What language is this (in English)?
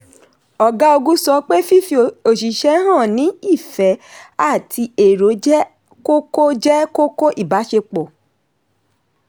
Yoruba